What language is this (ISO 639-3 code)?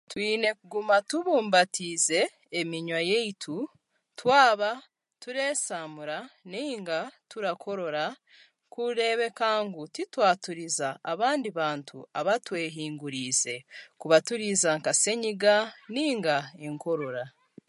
cgg